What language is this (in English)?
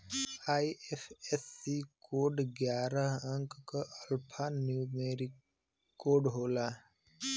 Bhojpuri